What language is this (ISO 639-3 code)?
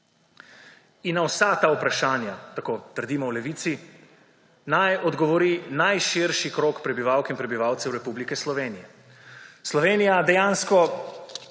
slv